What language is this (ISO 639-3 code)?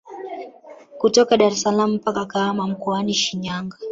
swa